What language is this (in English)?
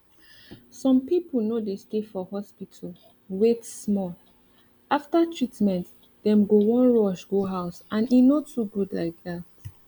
Nigerian Pidgin